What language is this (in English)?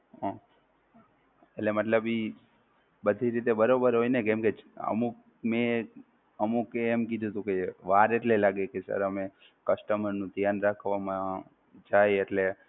Gujarati